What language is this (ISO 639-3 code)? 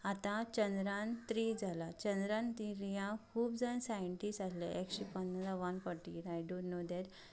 kok